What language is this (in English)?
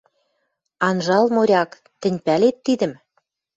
Western Mari